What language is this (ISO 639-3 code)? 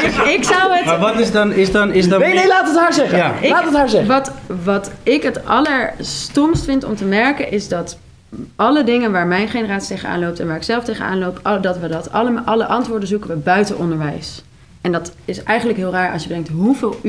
nld